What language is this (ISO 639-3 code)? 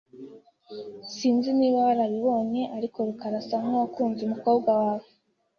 kin